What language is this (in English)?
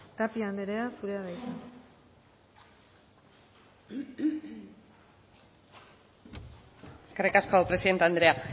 Basque